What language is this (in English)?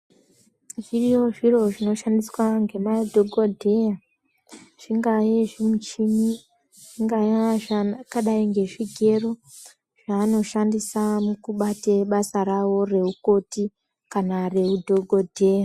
Ndau